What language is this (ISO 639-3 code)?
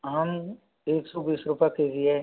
hin